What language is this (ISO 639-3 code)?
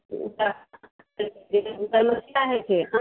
mai